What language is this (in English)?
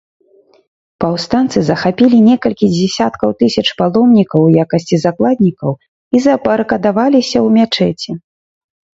Belarusian